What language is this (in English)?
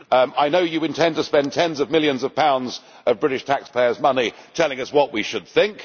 English